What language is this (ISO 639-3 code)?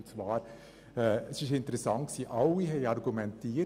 gsw